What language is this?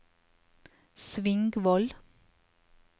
Norwegian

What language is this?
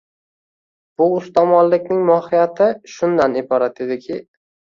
Uzbek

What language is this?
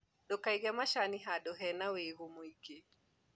Kikuyu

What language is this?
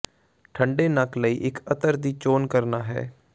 Punjabi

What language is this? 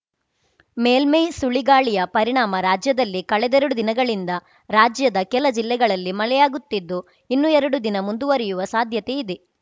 Kannada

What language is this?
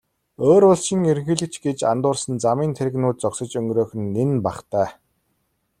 Mongolian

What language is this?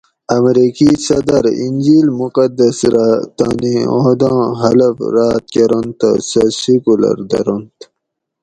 Gawri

